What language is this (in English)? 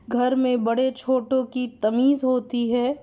Urdu